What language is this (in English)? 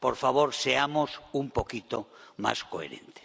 Spanish